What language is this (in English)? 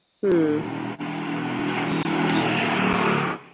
Malayalam